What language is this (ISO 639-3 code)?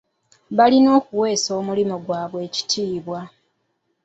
lug